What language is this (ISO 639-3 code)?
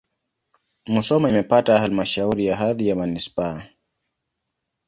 swa